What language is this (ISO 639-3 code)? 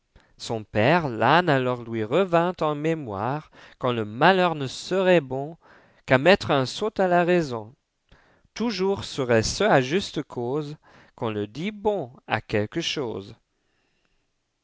fra